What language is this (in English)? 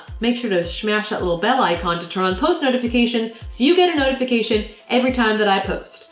English